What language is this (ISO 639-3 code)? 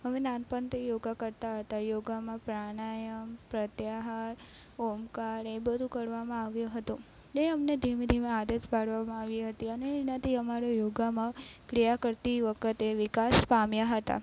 guj